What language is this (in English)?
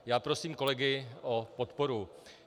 Czech